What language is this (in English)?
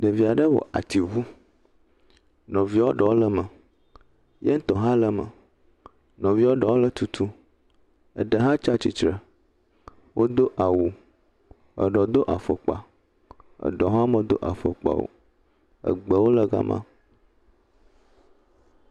Ewe